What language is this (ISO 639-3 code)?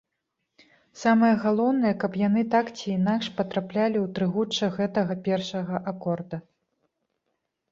bel